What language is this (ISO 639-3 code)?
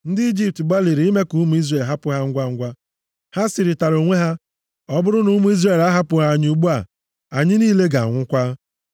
ibo